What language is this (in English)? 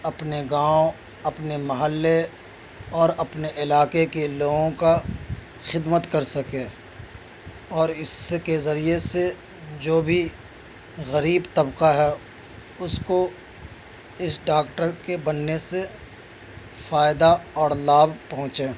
Urdu